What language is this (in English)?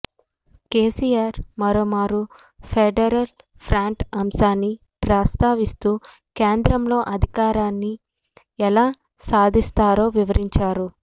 Telugu